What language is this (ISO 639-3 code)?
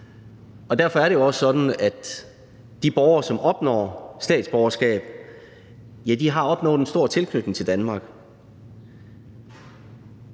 dan